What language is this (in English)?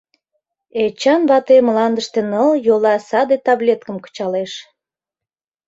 Mari